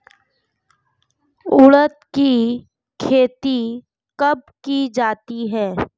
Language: Hindi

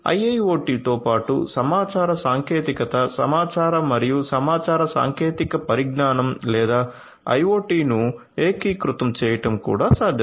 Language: Telugu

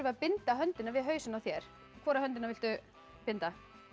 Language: Icelandic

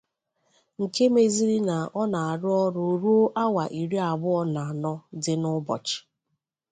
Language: Igbo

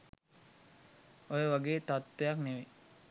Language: Sinhala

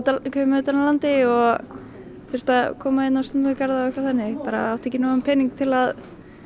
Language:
Icelandic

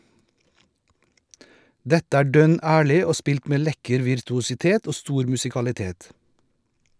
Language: Norwegian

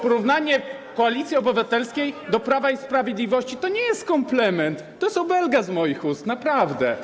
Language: Polish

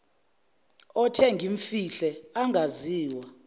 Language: Zulu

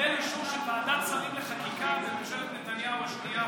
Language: Hebrew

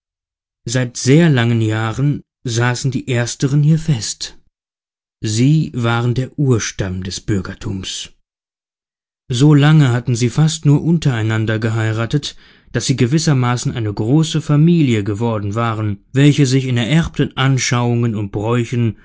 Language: German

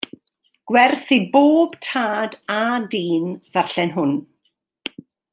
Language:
Welsh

